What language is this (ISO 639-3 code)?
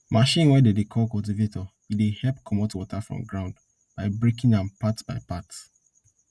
pcm